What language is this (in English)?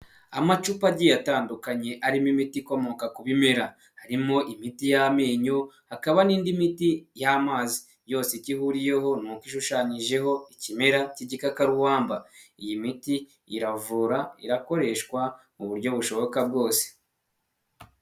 Kinyarwanda